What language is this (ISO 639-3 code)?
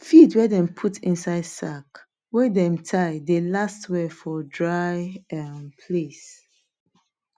pcm